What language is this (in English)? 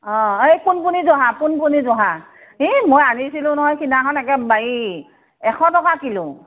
Assamese